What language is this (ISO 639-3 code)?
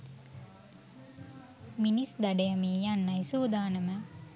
sin